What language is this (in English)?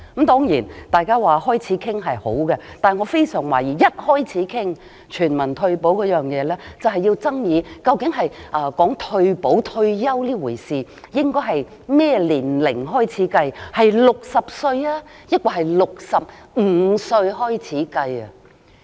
Cantonese